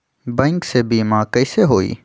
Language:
Magahi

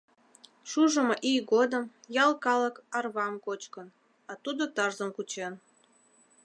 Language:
Mari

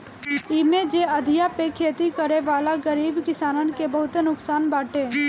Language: Bhojpuri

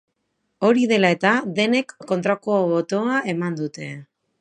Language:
Basque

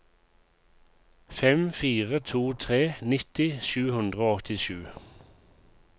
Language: Norwegian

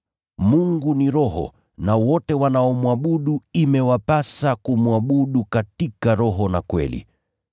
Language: Swahili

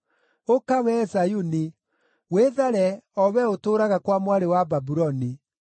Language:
Kikuyu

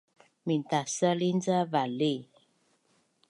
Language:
Bunun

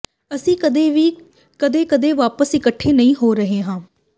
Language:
Punjabi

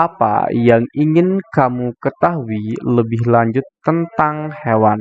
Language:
Indonesian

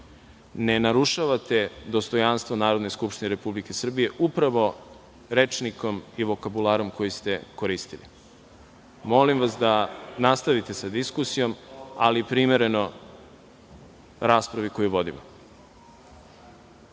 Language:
Serbian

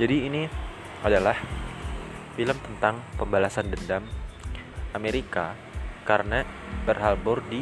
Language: Indonesian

